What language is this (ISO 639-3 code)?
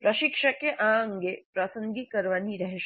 guj